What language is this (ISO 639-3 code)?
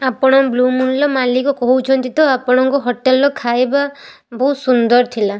ori